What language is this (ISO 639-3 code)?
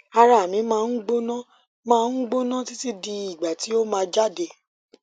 yor